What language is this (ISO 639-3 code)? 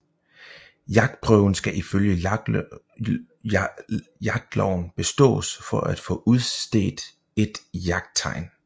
dan